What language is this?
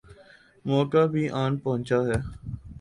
Urdu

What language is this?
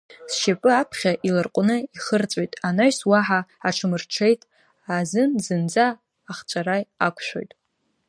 Abkhazian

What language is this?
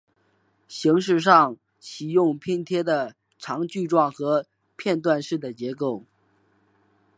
Chinese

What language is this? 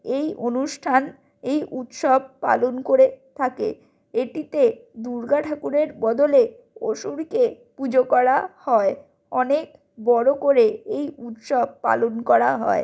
Bangla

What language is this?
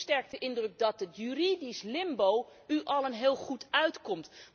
Dutch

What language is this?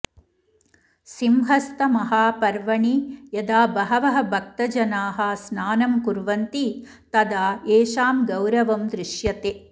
Sanskrit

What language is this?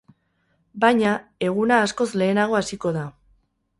Basque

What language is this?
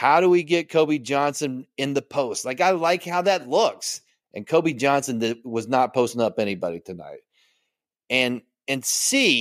English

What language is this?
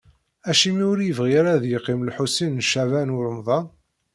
Kabyle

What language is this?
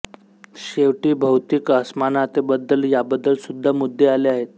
Marathi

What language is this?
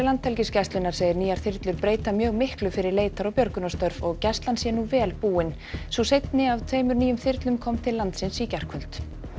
Icelandic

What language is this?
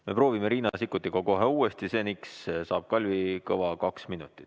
Estonian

